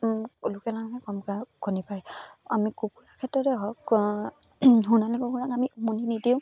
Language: Assamese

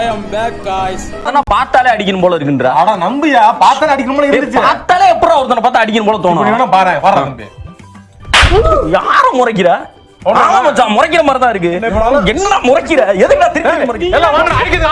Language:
Tamil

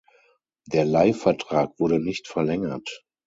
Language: German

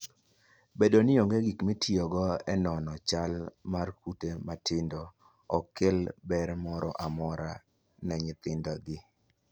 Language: Luo (Kenya and Tanzania)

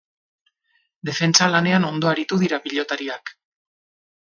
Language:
Basque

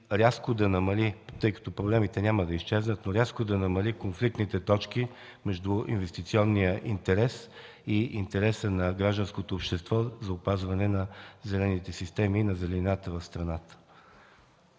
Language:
Bulgarian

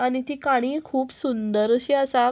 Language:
Konkani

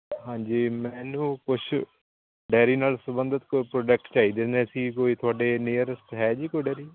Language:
Punjabi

